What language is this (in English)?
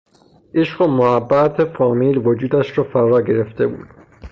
Persian